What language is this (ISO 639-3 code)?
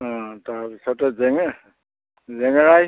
asm